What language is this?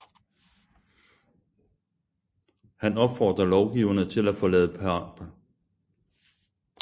Danish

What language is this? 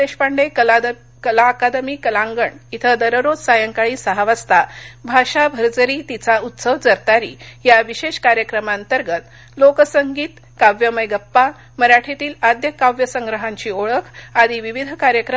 Marathi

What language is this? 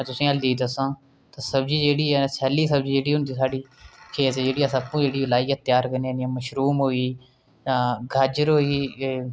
Dogri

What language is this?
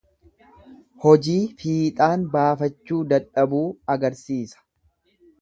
Oromo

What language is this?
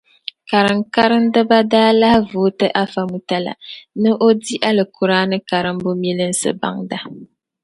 Dagbani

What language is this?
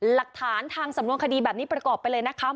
Thai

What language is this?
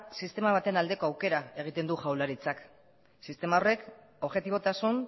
Basque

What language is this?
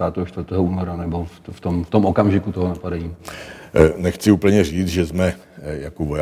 Czech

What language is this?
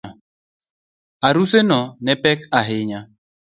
Luo (Kenya and Tanzania)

